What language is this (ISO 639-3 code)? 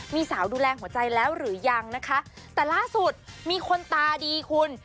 tha